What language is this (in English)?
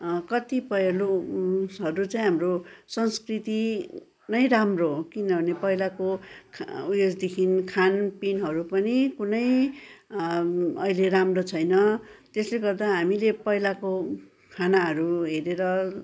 Nepali